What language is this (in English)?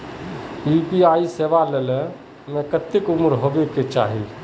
Magahi